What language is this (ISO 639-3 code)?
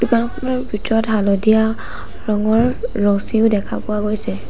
asm